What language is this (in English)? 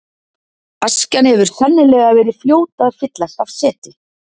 Icelandic